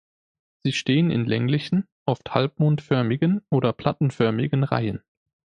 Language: German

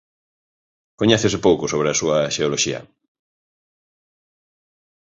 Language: Galician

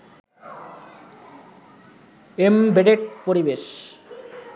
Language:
Bangla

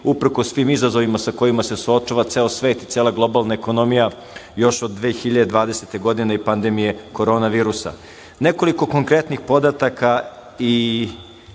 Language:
Serbian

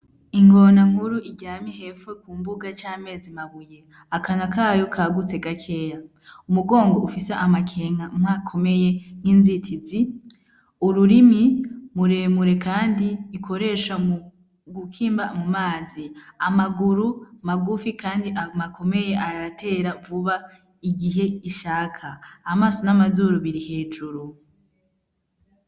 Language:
Rundi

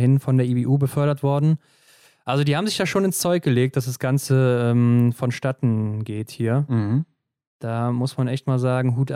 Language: German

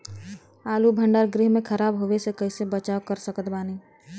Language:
Bhojpuri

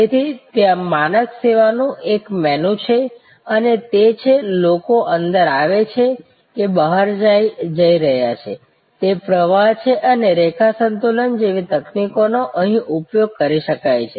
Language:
Gujarati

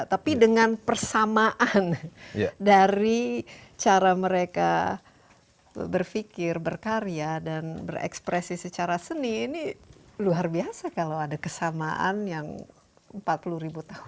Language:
Indonesian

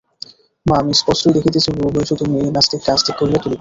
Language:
Bangla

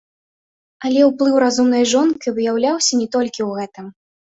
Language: Belarusian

